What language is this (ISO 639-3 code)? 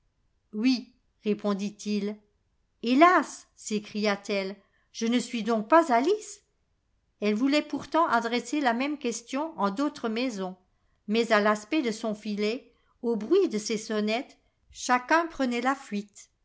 fra